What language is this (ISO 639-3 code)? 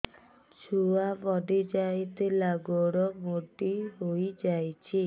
ori